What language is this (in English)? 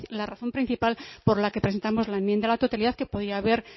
Spanish